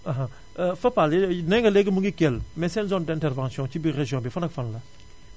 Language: Wolof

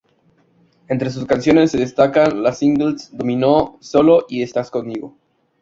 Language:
Spanish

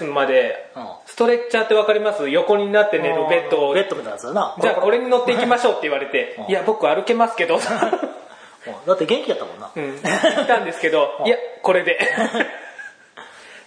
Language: Japanese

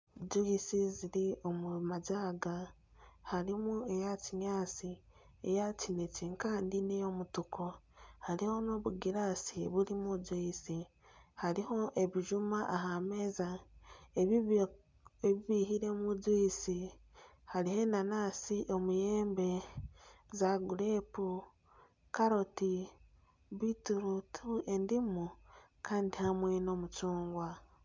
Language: Nyankole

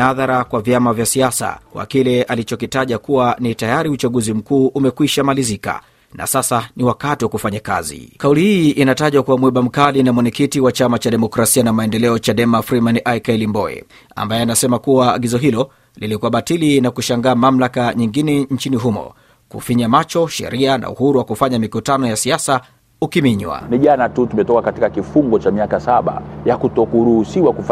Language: Swahili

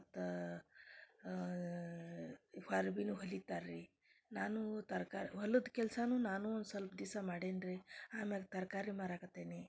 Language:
Kannada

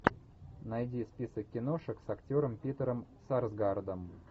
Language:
Russian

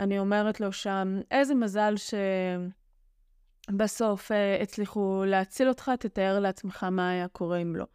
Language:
Hebrew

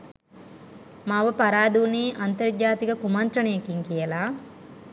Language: Sinhala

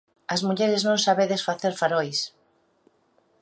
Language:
Galician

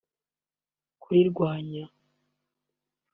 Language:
Kinyarwanda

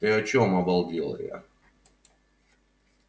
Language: Russian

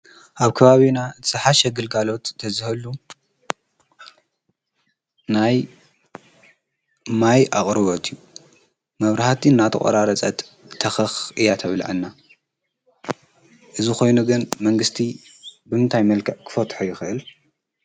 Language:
Tigrinya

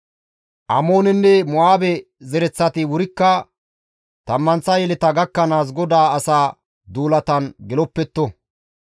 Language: Gamo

